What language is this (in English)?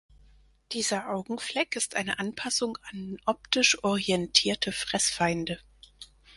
German